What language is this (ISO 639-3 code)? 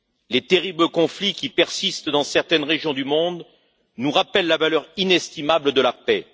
fra